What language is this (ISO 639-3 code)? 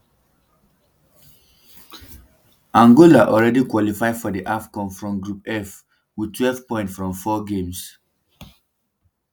pcm